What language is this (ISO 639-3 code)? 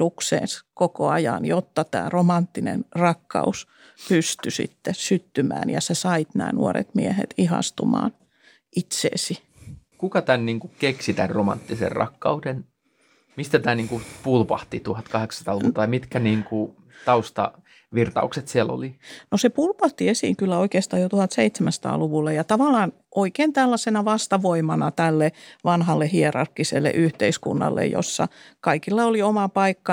fin